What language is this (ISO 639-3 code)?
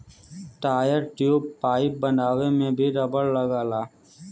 bho